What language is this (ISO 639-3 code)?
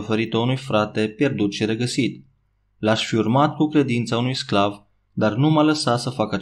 ron